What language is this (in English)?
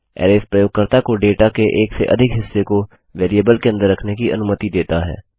Hindi